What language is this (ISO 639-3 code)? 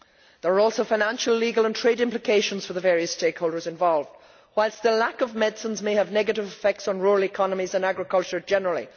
eng